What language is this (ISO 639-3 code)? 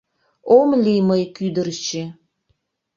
chm